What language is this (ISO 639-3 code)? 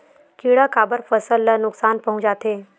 hne